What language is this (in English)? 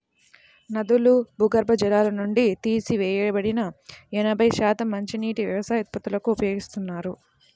Telugu